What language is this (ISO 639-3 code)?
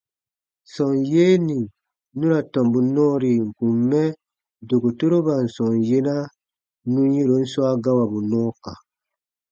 bba